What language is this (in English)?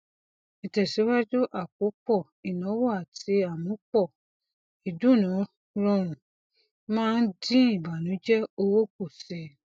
Yoruba